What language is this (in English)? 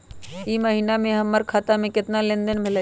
Magahi